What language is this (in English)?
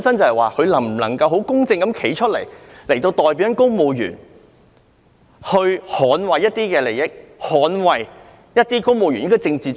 Cantonese